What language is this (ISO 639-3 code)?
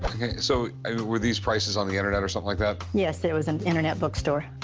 eng